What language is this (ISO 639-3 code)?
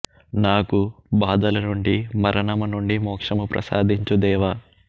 tel